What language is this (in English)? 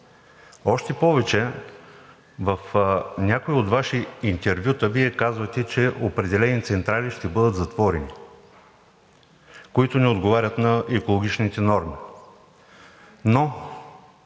Bulgarian